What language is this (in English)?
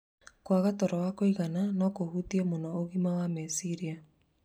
Kikuyu